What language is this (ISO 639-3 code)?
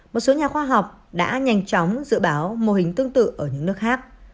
vie